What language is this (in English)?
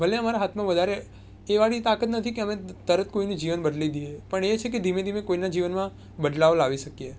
Gujarati